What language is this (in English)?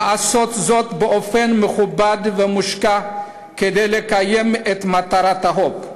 Hebrew